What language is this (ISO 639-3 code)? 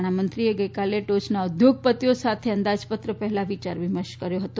guj